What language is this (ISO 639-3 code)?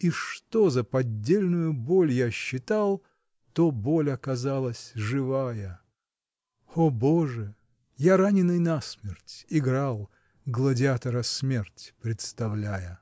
rus